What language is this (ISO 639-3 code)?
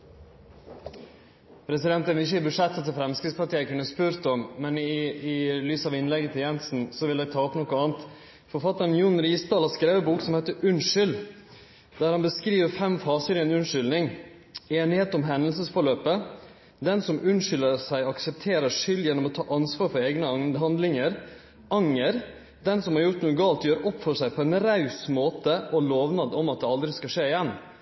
nor